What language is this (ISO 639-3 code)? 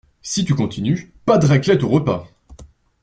fra